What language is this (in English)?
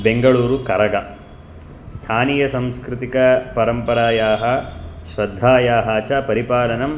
Sanskrit